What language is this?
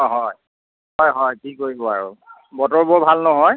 Assamese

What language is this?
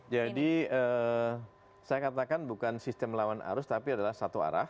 Indonesian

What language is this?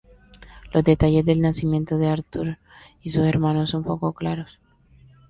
Spanish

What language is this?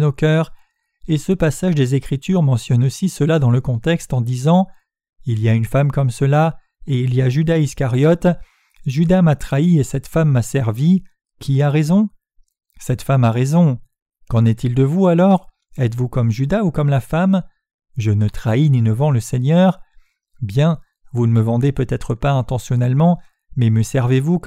French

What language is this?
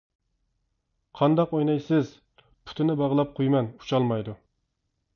Uyghur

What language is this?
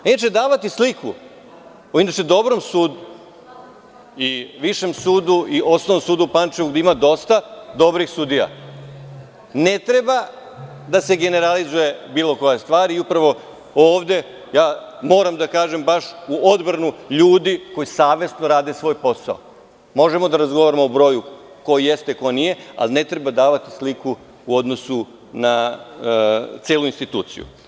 Serbian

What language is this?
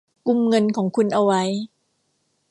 Thai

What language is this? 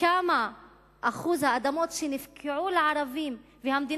Hebrew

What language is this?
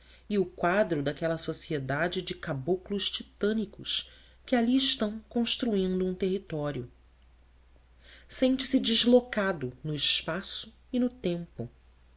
Portuguese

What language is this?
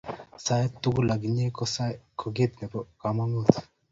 Kalenjin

